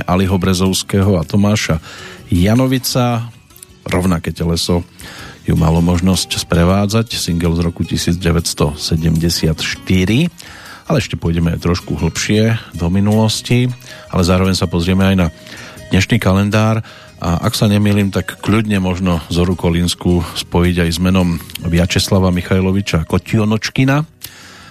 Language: Slovak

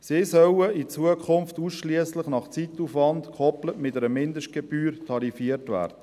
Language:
Swiss German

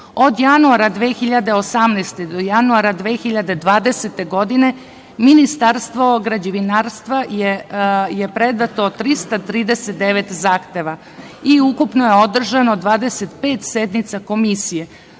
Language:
Serbian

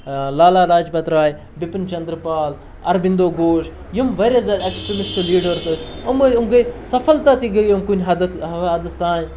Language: Kashmiri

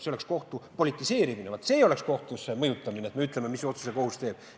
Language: Estonian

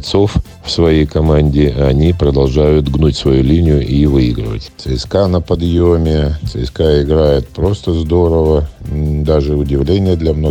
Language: Russian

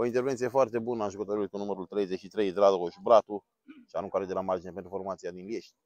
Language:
Romanian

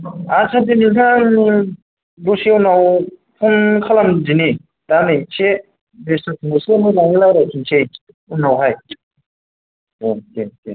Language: Bodo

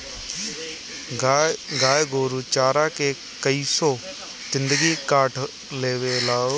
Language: Bhojpuri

